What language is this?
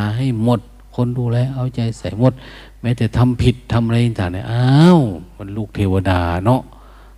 Thai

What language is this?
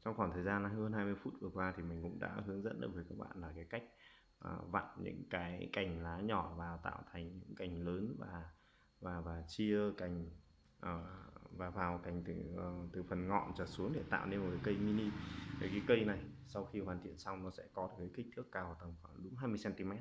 Vietnamese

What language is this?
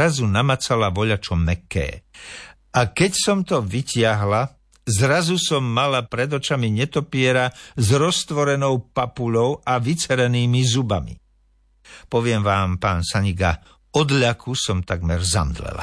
Slovak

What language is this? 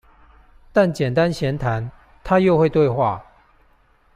Chinese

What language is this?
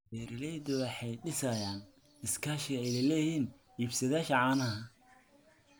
Somali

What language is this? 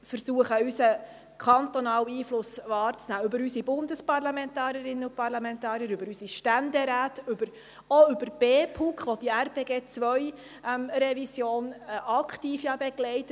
Swiss German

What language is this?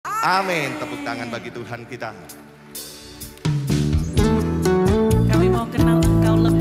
Indonesian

